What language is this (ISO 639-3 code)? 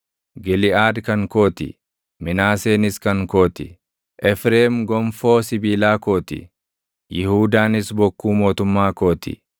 orm